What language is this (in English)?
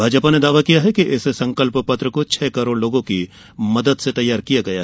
Hindi